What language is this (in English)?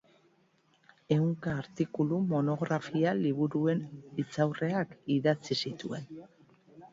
Basque